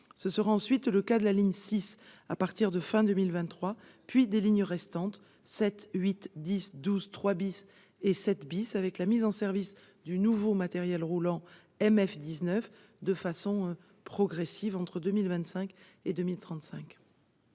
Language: French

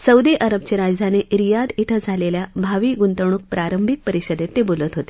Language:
Marathi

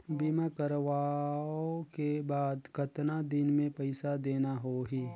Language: Chhattisgarhi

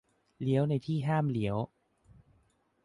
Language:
Thai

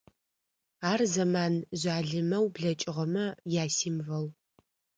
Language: Adyghe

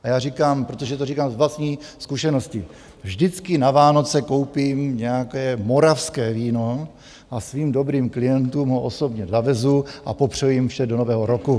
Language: Czech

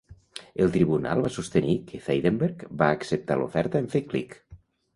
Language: Catalan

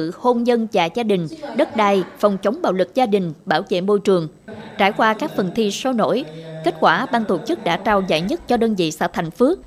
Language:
Vietnamese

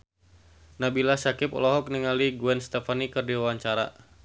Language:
Sundanese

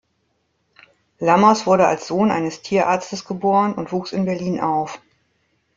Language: German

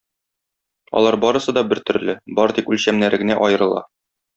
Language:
Tatar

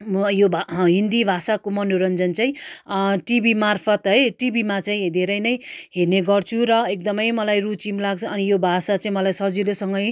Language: Nepali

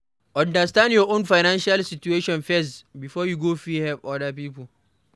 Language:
Nigerian Pidgin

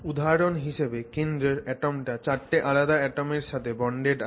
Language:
Bangla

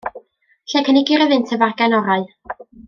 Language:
Welsh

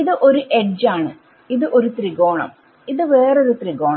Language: Malayalam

